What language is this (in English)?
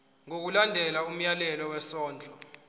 Zulu